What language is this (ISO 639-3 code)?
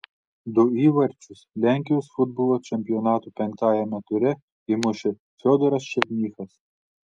lit